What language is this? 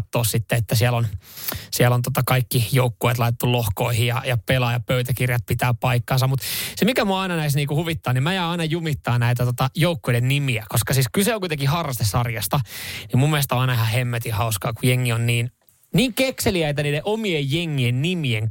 Finnish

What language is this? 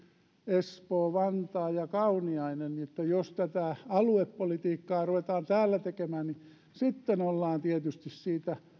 Finnish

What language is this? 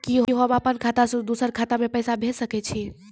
Maithili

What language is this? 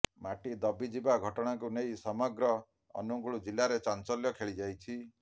Odia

